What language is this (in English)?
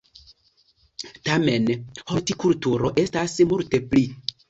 Esperanto